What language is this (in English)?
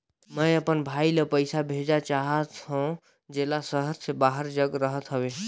Chhattisgarhi